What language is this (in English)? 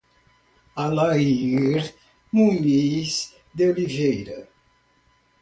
Portuguese